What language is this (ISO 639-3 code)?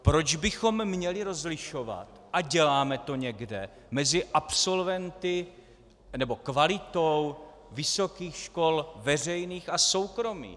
ces